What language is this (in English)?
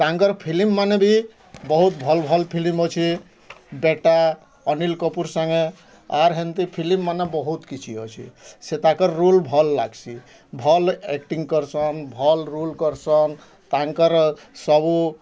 Odia